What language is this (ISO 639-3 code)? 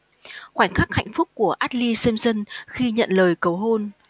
vie